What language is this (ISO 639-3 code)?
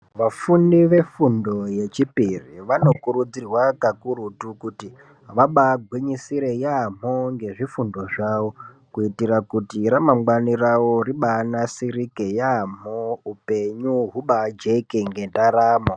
ndc